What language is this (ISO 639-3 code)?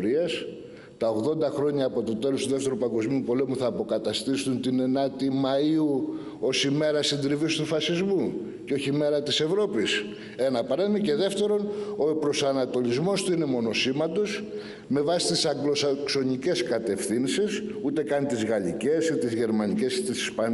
ell